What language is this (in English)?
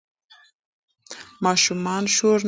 Pashto